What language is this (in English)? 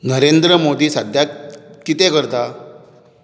Konkani